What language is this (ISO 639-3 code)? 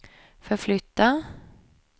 swe